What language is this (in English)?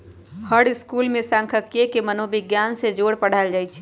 Magahi